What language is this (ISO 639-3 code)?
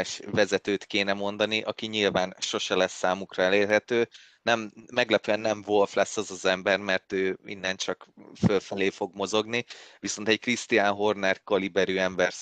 hun